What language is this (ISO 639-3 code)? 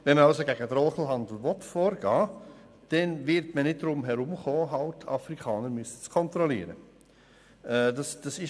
gsw